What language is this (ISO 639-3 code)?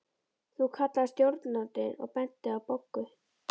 isl